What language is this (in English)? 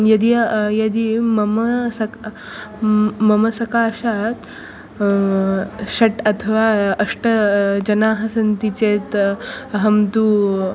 Sanskrit